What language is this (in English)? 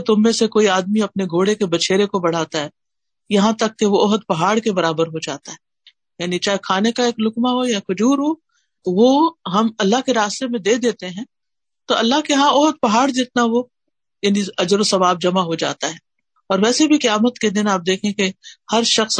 Urdu